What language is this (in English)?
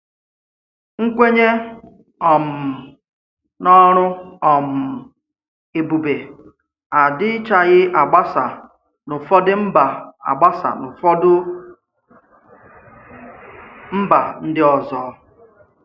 Igbo